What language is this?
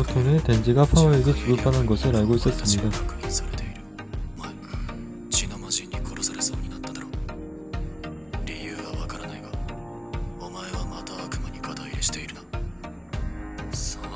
Korean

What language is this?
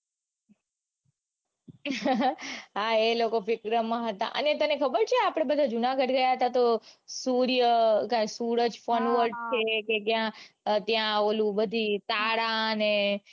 Gujarati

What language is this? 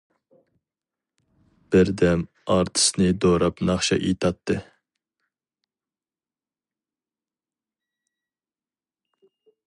Uyghur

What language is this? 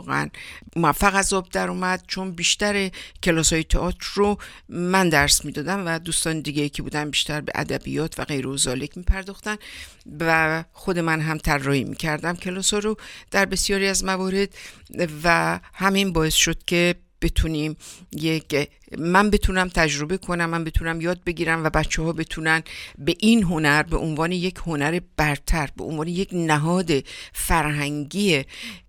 Persian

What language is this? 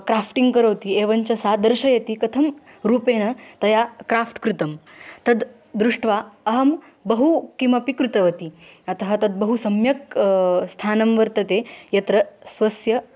Sanskrit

